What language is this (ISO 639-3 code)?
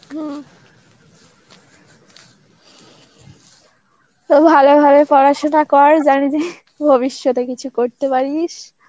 ben